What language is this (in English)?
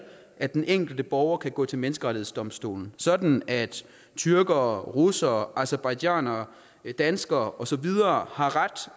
Danish